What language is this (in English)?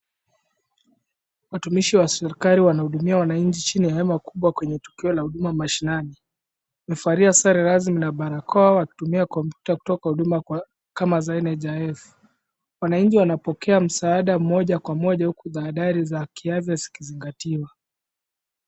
Swahili